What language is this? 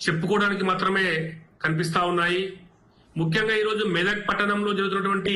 Telugu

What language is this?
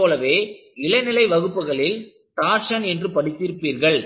Tamil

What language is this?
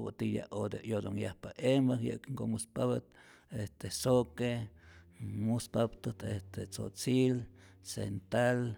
Rayón Zoque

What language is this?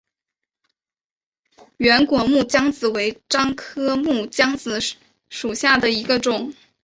Chinese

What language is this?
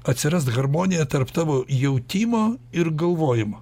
Lithuanian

